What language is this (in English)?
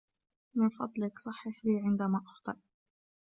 Arabic